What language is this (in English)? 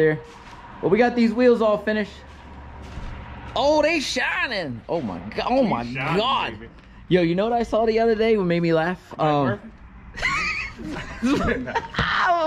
English